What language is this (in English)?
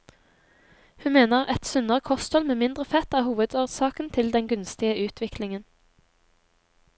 Norwegian